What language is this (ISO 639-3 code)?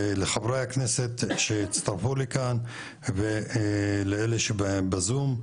heb